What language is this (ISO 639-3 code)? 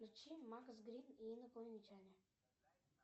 rus